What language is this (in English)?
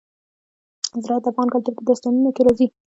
Pashto